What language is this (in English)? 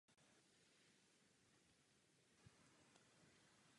Czech